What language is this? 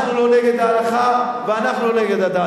Hebrew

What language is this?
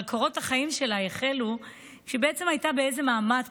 Hebrew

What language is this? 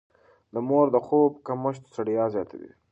Pashto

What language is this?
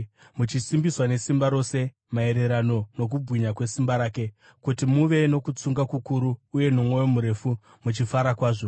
Shona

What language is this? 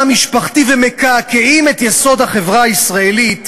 Hebrew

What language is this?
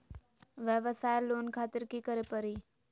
Magahi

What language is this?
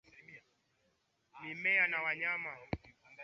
Swahili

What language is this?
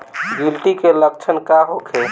Bhojpuri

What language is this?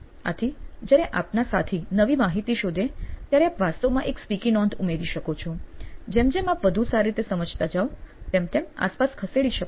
Gujarati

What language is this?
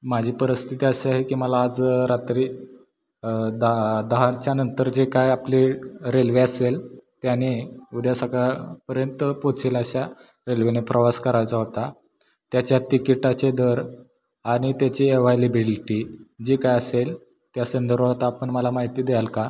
Marathi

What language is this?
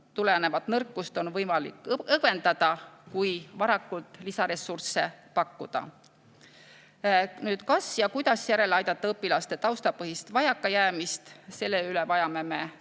Estonian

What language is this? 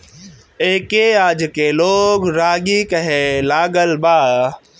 Bhojpuri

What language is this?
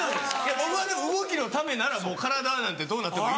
Japanese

